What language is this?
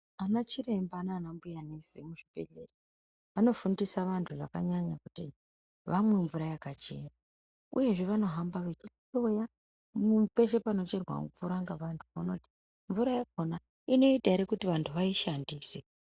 Ndau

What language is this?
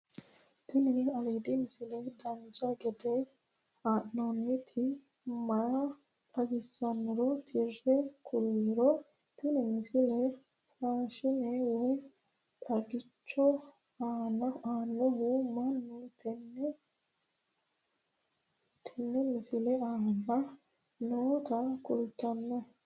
Sidamo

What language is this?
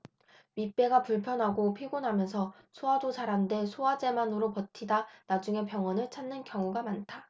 Korean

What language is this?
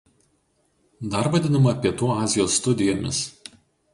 Lithuanian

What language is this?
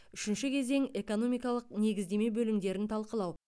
Kazakh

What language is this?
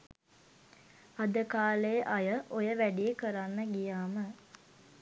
Sinhala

